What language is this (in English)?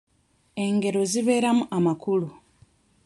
Ganda